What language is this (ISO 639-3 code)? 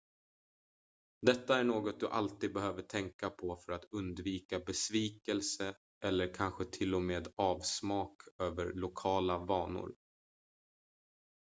swe